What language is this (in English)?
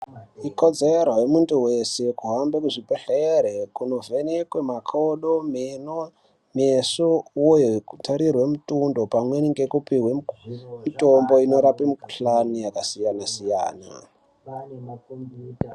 Ndau